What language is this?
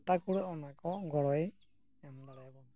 Santali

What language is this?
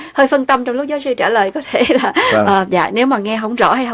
Vietnamese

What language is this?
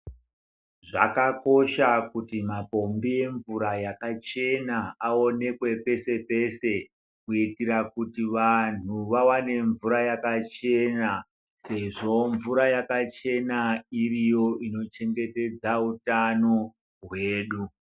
Ndau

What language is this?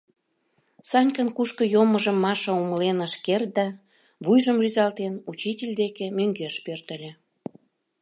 Mari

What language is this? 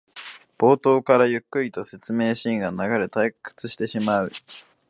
Japanese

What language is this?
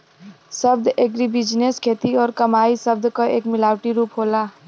Bhojpuri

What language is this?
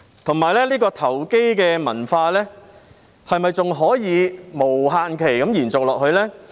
Cantonese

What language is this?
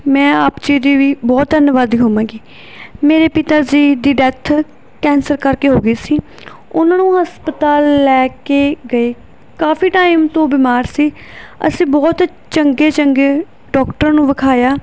Punjabi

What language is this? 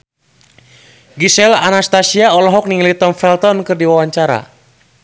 Sundanese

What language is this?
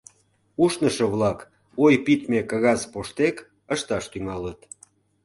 Mari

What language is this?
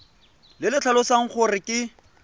Tswana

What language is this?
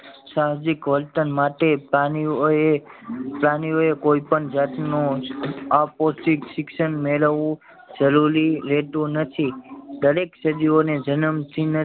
Gujarati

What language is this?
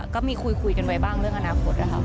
Thai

